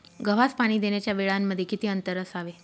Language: Marathi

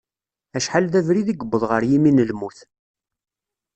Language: Kabyle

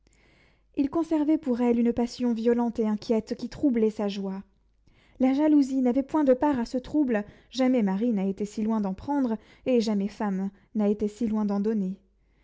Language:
French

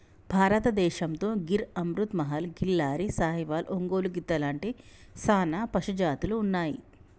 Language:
Telugu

